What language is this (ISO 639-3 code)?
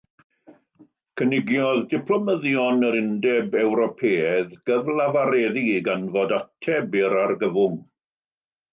cym